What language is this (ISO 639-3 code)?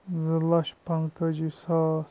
kas